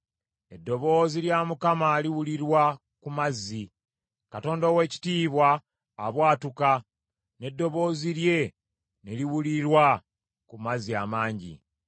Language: Ganda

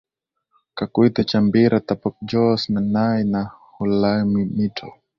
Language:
Swahili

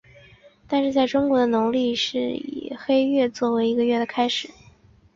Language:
Chinese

